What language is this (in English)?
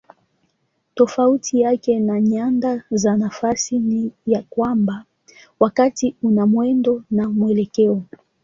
Swahili